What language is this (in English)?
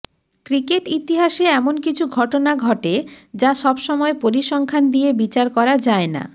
Bangla